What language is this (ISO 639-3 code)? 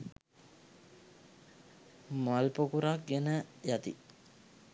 sin